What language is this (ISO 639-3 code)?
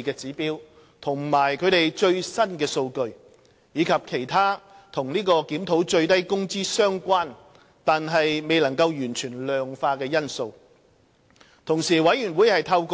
yue